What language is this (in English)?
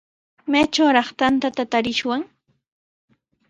Sihuas Ancash Quechua